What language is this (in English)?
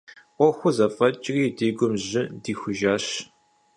Kabardian